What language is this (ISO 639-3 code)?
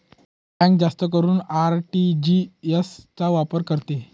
mar